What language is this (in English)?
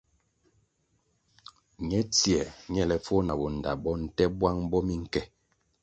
Kwasio